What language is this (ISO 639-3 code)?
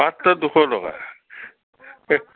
asm